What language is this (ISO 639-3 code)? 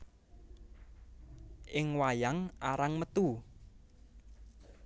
jav